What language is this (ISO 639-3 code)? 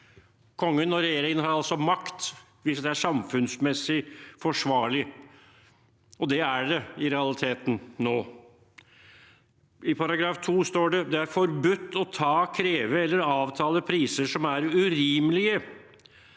nor